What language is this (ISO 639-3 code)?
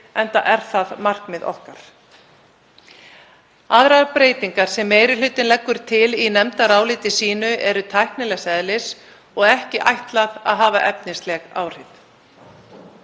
isl